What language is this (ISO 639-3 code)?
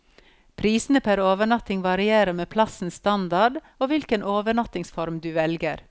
nor